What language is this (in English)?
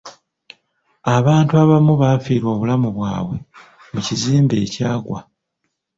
Ganda